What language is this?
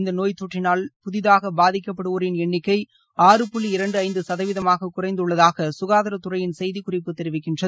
Tamil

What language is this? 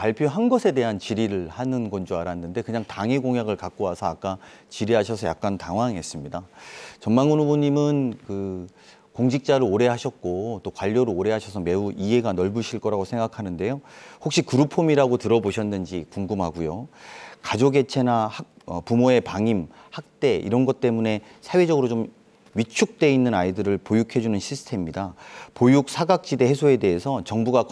Korean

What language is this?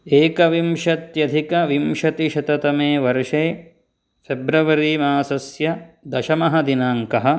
Sanskrit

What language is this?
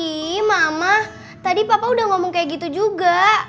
Indonesian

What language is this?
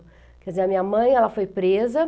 Portuguese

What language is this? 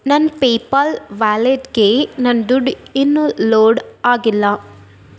Kannada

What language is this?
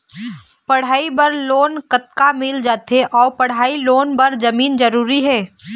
Chhattisgarhi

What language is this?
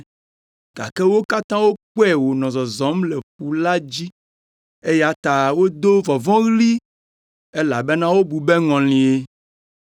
Ewe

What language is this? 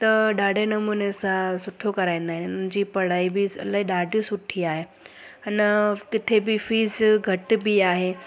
Sindhi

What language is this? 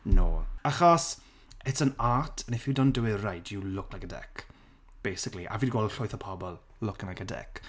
Welsh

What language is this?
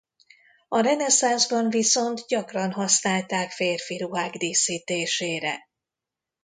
Hungarian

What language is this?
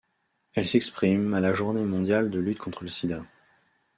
French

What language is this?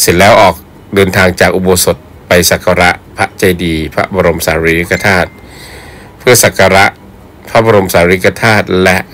Thai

